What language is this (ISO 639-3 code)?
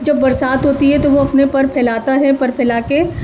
urd